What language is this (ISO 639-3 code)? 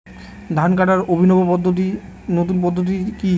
ben